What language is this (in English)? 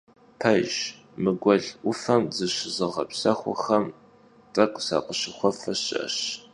Kabardian